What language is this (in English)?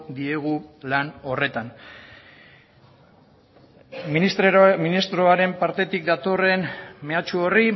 Basque